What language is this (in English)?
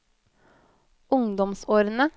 Norwegian